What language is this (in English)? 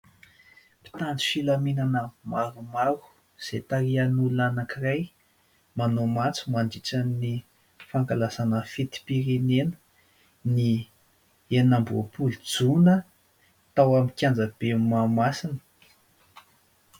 Malagasy